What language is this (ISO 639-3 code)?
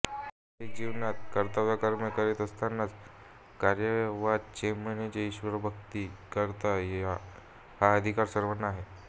mar